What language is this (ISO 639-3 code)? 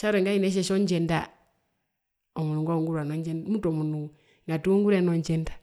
her